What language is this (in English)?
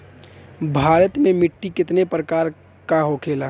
Bhojpuri